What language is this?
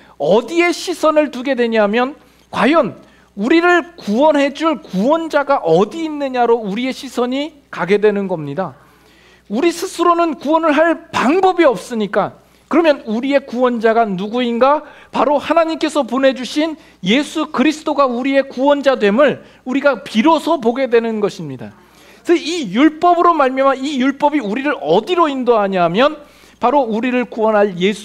Korean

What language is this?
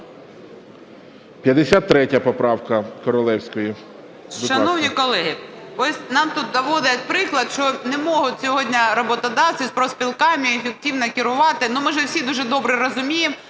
Ukrainian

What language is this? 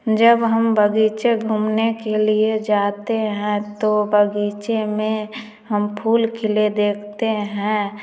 Hindi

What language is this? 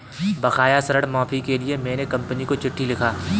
Hindi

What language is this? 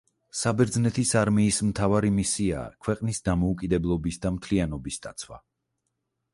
Georgian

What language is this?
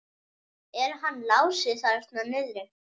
Icelandic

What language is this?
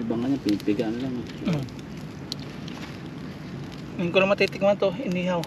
Filipino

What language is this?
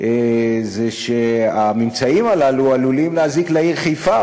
Hebrew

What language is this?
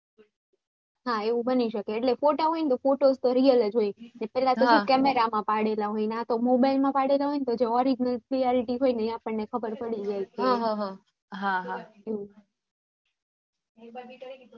Gujarati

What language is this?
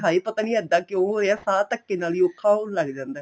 Punjabi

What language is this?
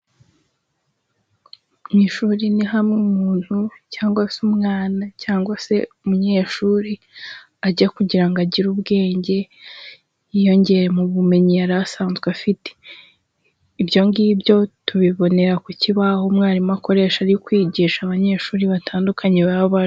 Kinyarwanda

